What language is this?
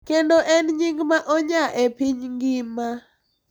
Luo (Kenya and Tanzania)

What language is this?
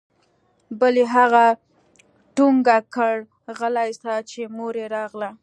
Pashto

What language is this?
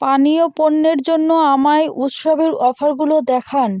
Bangla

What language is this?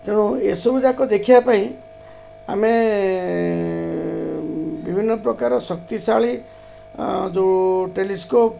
Odia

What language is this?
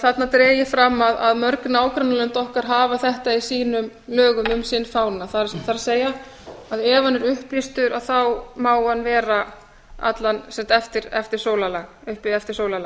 Icelandic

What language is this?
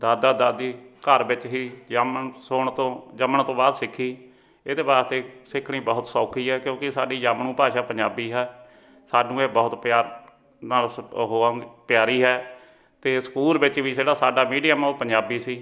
Punjabi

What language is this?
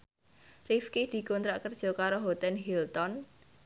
Javanese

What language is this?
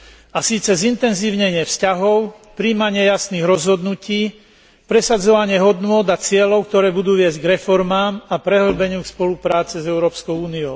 Slovak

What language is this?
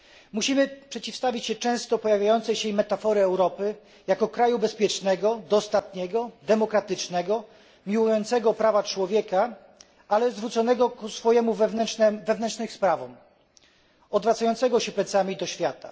Polish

